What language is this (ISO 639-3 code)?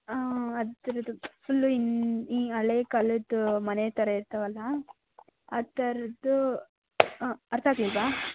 kan